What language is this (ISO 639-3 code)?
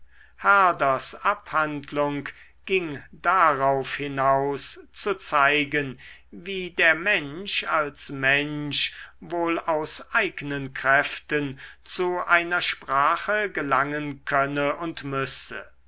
deu